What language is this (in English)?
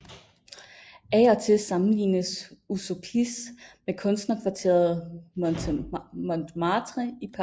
Danish